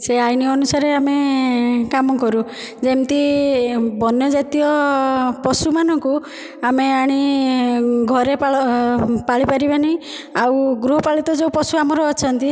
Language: Odia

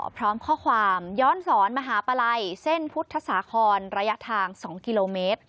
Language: Thai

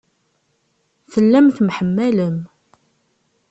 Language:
Kabyle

